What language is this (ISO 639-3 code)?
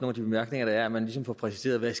dan